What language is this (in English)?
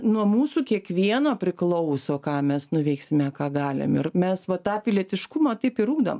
Lithuanian